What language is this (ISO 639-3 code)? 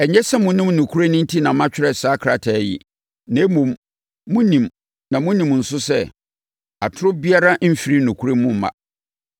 aka